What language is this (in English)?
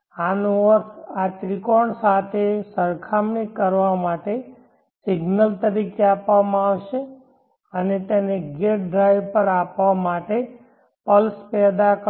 Gujarati